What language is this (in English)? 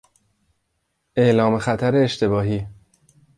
Persian